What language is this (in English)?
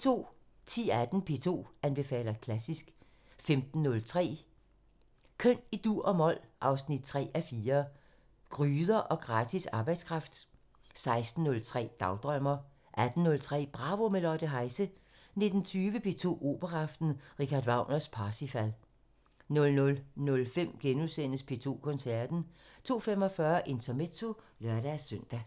Danish